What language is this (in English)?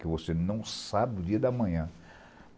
Portuguese